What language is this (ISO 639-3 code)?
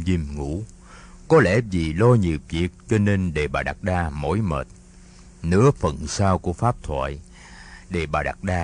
vie